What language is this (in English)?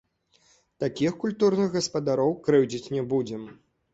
Belarusian